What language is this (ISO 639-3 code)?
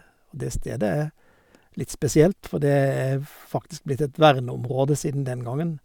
nor